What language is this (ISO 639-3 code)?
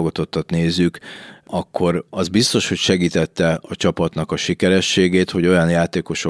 hun